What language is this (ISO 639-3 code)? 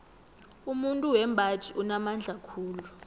nbl